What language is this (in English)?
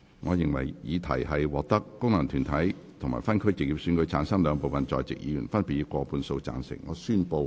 Cantonese